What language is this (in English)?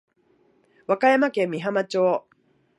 Japanese